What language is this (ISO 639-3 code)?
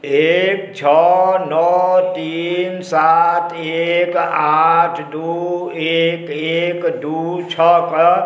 mai